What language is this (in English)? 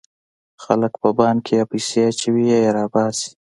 Pashto